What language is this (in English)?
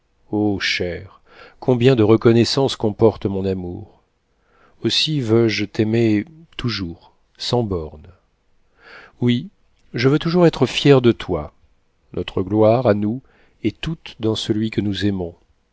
French